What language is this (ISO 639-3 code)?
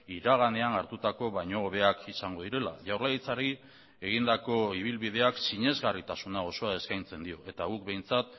eus